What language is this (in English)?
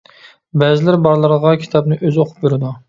Uyghur